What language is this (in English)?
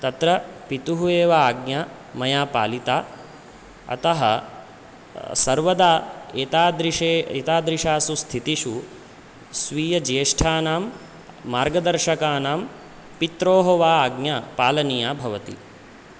Sanskrit